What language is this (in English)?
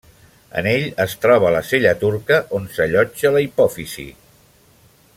Catalan